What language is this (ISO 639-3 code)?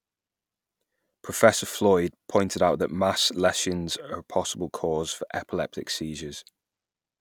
eng